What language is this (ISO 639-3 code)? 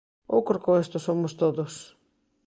glg